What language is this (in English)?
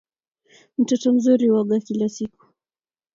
Kalenjin